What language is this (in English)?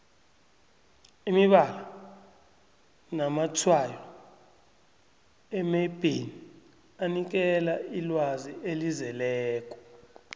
South Ndebele